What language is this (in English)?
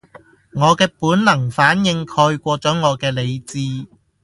Cantonese